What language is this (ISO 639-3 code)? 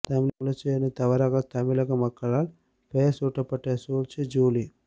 tam